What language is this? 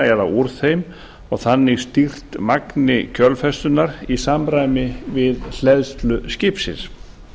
Icelandic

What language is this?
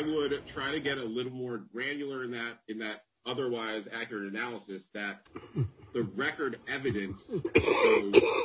English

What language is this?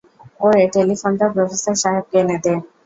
Bangla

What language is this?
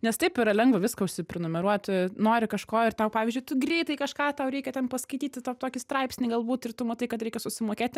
Lithuanian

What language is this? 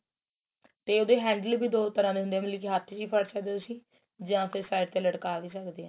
Punjabi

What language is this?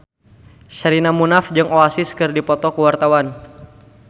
Sundanese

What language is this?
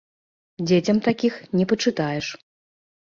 Belarusian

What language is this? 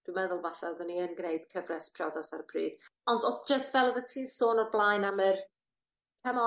Welsh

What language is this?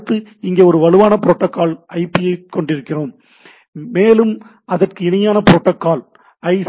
Tamil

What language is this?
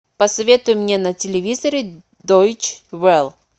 Russian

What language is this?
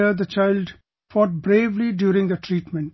English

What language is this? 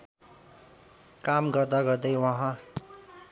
Nepali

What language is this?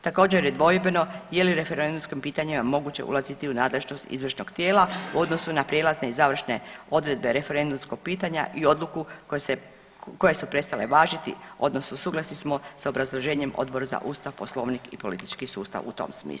Croatian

